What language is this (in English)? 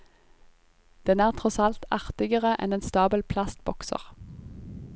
Norwegian